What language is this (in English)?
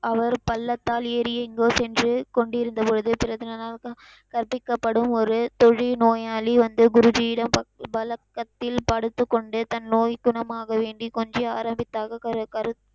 Tamil